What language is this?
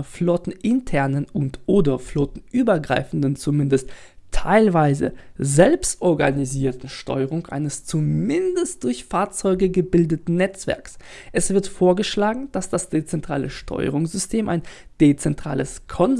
German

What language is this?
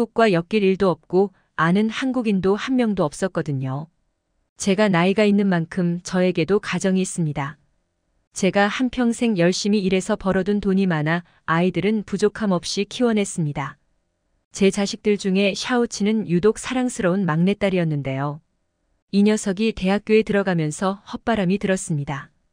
Korean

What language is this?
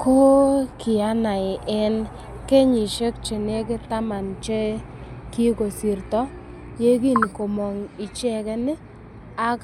Kalenjin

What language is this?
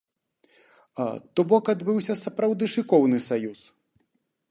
Belarusian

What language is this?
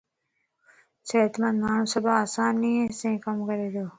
Lasi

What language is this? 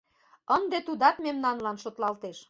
Mari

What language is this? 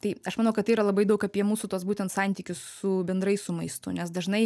Lithuanian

